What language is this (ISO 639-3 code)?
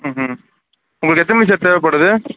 tam